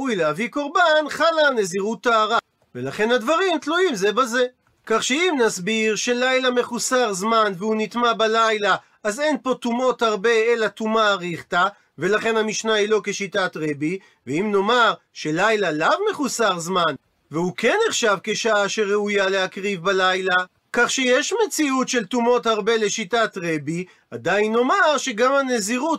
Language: Hebrew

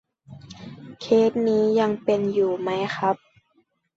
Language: Thai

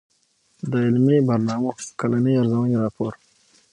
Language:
Pashto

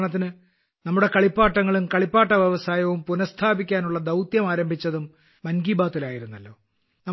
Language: Malayalam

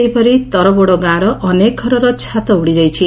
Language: Odia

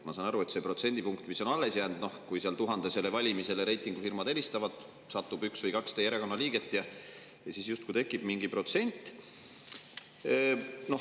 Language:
Estonian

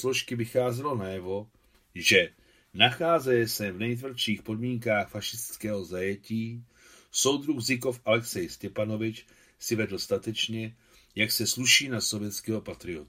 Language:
Czech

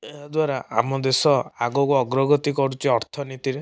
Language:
Odia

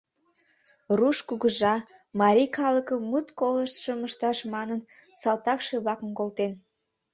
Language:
Mari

